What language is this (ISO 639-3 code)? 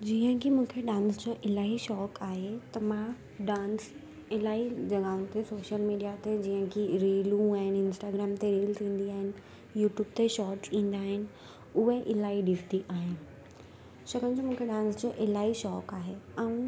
snd